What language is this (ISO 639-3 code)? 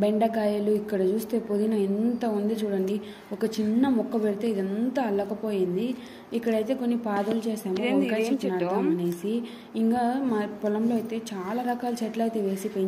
ron